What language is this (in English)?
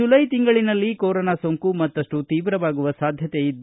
Kannada